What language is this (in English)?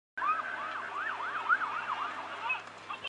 Chinese